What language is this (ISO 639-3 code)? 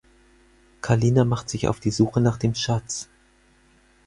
deu